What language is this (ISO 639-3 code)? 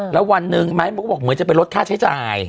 tha